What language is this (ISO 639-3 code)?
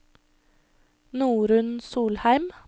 nor